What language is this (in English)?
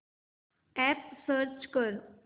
Marathi